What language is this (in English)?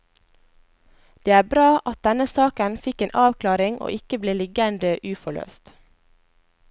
Norwegian